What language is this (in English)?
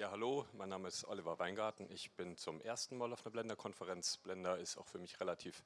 German